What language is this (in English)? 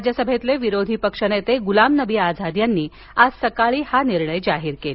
Marathi